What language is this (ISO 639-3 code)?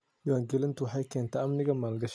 som